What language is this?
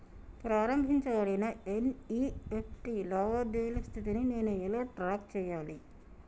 Telugu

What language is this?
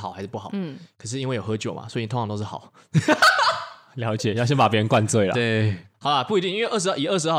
Chinese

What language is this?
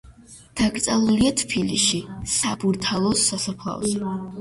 Georgian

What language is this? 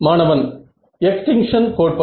Tamil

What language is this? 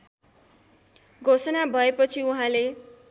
Nepali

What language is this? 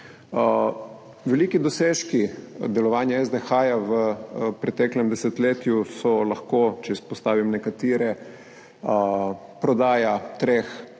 Slovenian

